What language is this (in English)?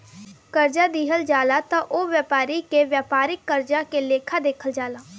Bhojpuri